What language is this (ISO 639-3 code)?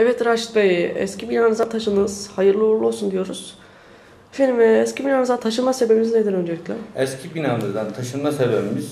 tur